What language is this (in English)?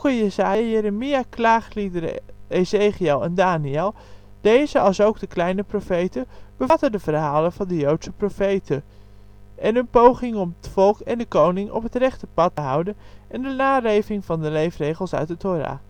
Dutch